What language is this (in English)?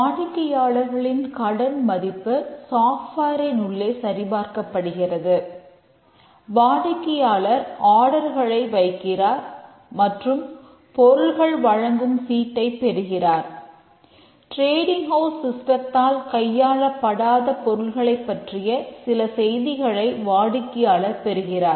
Tamil